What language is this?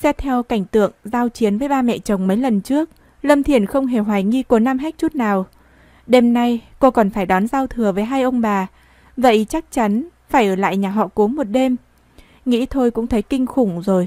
Vietnamese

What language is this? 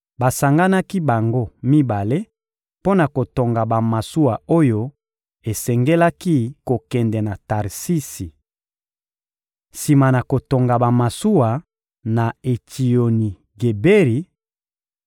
Lingala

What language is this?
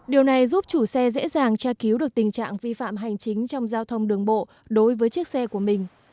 Vietnamese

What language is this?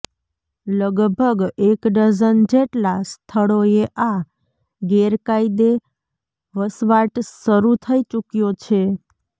Gujarati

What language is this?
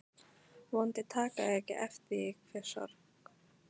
Icelandic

